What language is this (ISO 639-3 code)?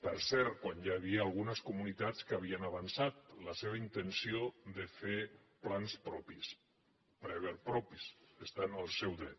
cat